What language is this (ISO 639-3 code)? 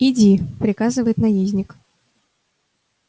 rus